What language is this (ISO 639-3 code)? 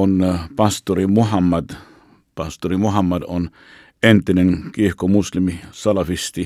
fin